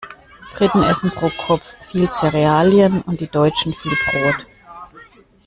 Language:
German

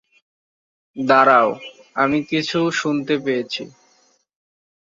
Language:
Bangla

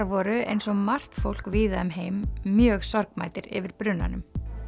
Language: Icelandic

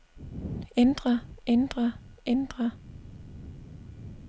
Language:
Danish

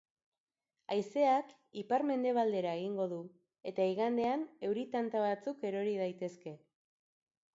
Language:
Basque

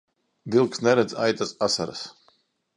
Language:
Latvian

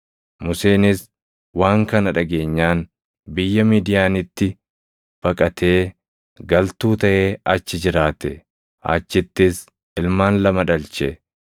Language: Oromo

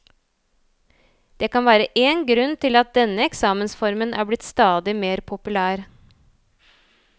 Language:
Norwegian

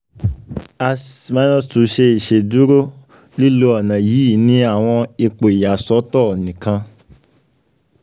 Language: Yoruba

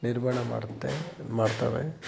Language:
Kannada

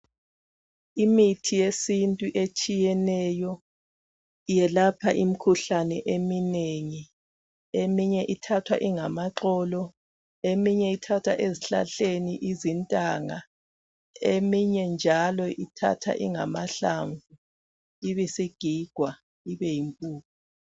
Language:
North Ndebele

